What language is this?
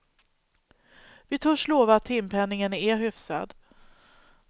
Swedish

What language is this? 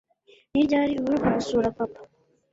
Kinyarwanda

